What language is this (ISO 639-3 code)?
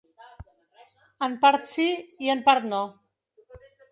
cat